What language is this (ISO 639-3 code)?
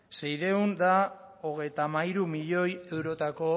eus